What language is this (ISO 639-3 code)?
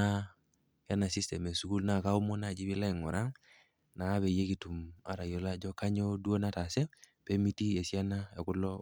mas